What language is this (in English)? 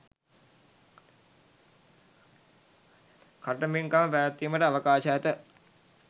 Sinhala